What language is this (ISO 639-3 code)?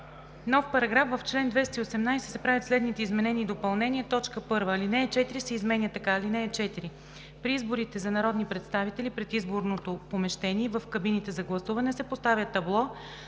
bul